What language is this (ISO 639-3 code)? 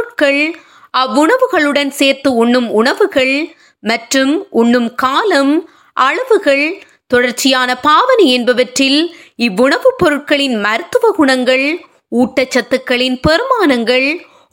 tam